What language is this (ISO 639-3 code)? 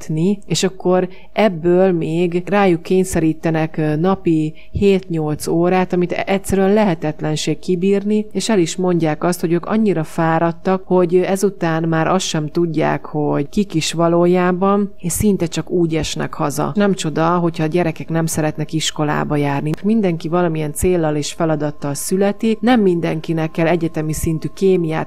hun